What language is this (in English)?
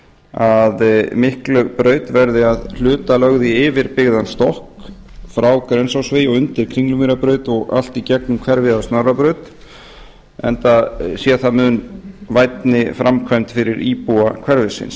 Icelandic